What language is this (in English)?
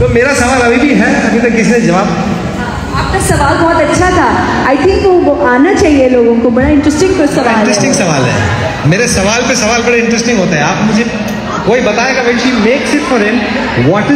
Hindi